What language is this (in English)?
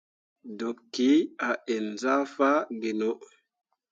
Mundang